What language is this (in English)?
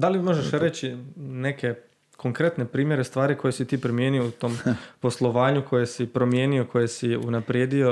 Croatian